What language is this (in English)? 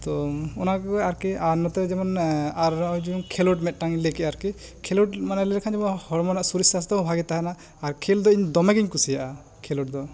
Santali